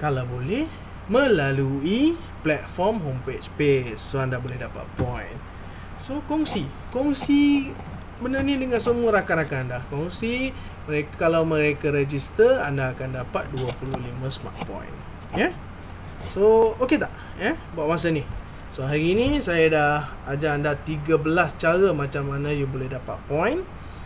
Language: Malay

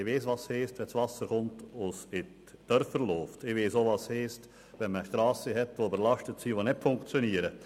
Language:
Swiss German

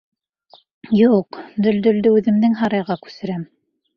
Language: Bashkir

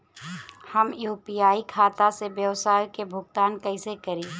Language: Bhojpuri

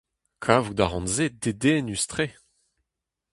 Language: Breton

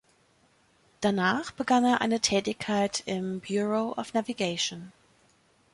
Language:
German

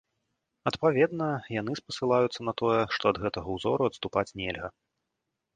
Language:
Belarusian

